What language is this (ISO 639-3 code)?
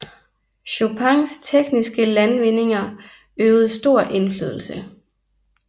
dan